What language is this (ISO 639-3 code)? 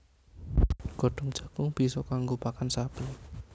jav